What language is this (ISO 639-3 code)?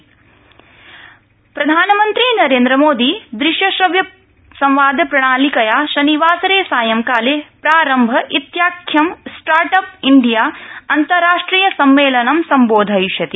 san